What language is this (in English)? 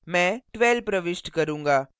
Hindi